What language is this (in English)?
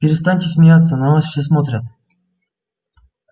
Russian